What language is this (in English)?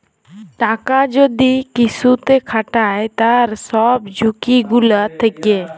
Bangla